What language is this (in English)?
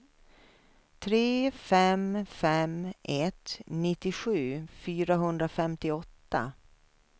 Swedish